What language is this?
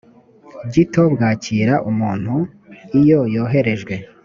Kinyarwanda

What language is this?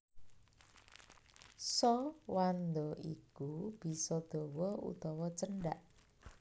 Javanese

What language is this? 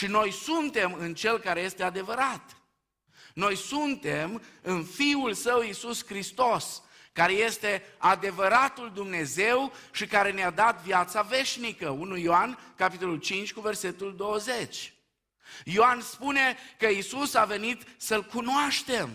Romanian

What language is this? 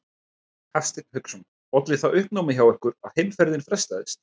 Icelandic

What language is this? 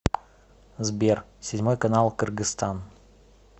Russian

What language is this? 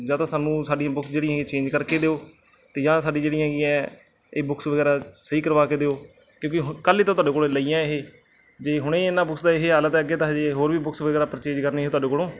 Punjabi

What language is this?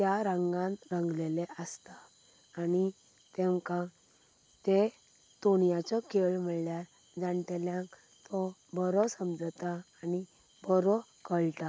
Konkani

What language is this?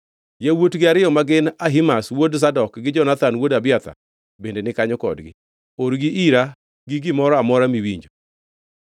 Luo (Kenya and Tanzania)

